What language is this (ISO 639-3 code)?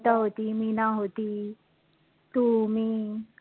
mar